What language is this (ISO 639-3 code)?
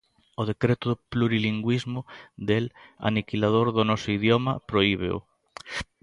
glg